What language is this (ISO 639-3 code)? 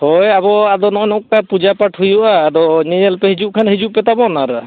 sat